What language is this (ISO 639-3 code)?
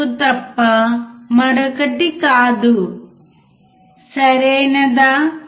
tel